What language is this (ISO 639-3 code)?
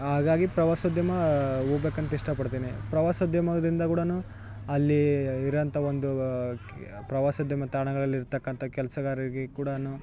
kan